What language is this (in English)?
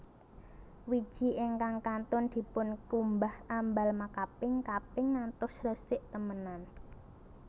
Javanese